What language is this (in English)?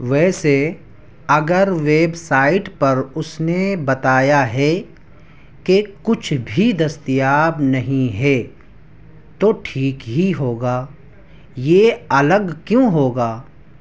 Urdu